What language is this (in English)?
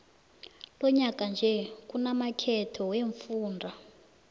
South Ndebele